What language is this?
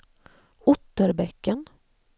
Swedish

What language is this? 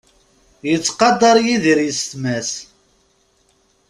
Kabyle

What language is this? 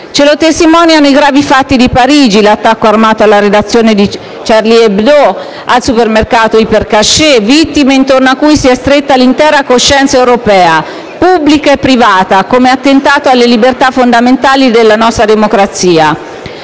Italian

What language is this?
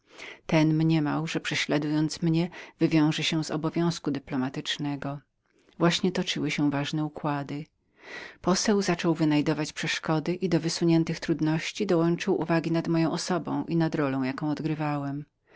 Polish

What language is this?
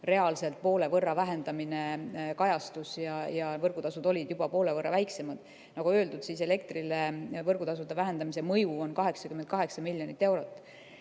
Estonian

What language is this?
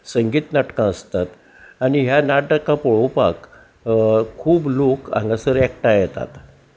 Konkani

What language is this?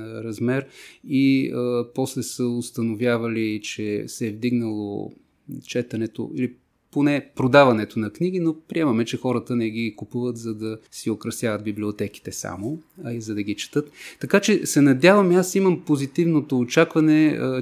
Bulgarian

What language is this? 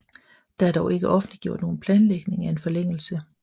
Danish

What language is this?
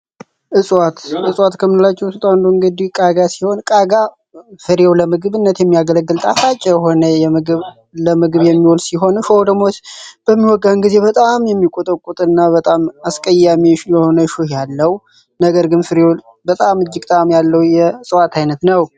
Amharic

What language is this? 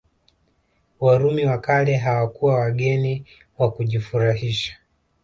Swahili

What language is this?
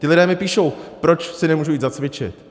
Czech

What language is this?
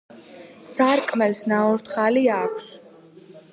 Georgian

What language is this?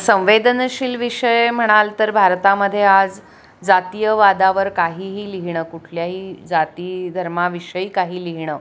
Marathi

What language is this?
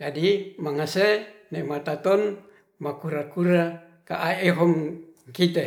Ratahan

